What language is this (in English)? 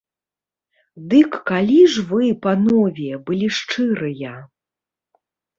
Belarusian